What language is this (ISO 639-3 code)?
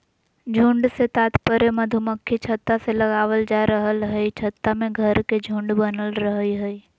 mag